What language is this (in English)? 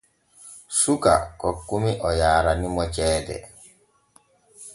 Borgu Fulfulde